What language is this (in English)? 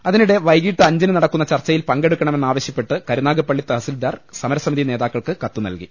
Malayalam